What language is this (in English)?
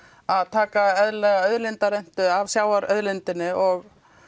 Icelandic